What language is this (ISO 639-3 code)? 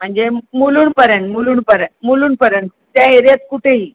mar